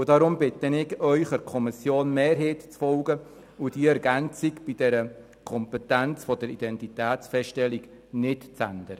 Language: Swiss German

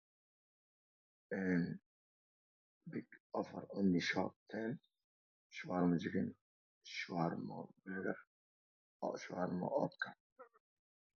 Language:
Somali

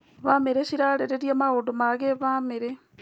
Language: Kikuyu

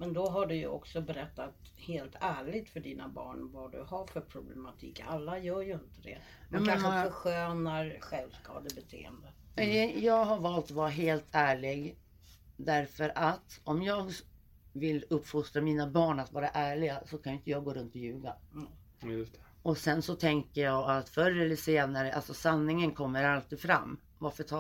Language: Swedish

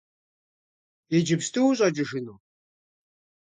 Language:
Kabardian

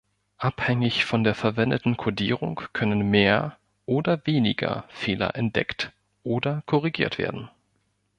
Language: German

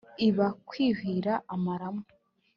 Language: Kinyarwanda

